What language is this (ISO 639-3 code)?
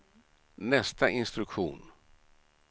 swe